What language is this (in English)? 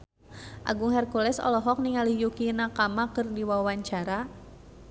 Sundanese